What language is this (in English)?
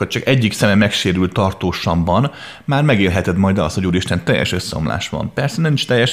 Hungarian